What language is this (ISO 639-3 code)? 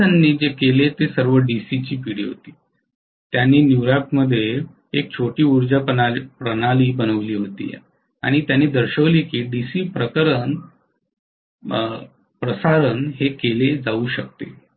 mar